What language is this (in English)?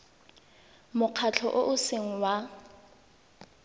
Tswana